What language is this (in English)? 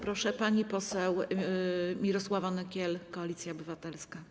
Polish